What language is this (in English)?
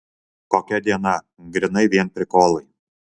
Lithuanian